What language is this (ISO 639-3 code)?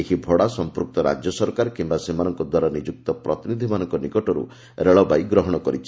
ori